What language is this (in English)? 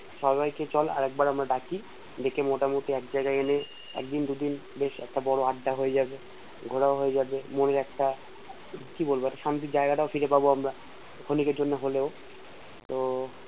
Bangla